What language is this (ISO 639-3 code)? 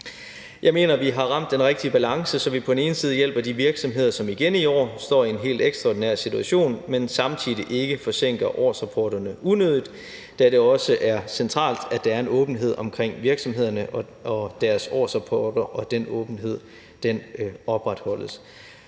dan